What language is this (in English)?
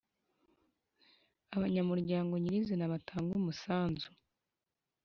Kinyarwanda